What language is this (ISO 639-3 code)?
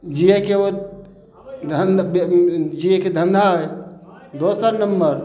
mai